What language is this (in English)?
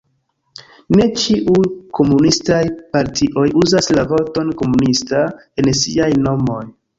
Esperanto